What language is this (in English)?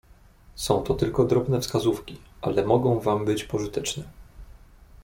Polish